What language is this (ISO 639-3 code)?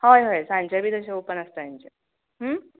kok